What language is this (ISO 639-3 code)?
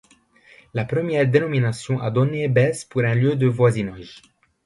fra